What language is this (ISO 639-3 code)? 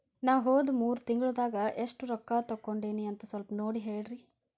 kan